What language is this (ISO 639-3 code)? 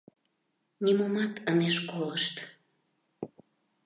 chm